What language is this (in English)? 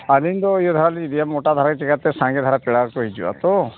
Santali